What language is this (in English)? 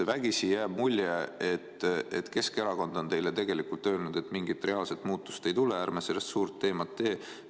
Estonian